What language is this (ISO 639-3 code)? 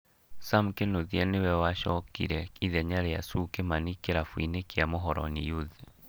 kik